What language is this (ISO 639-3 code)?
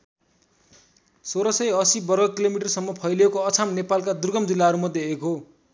nep